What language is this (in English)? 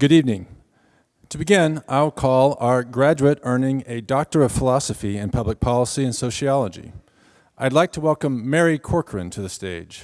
English